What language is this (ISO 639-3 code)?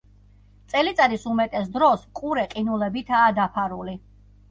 kat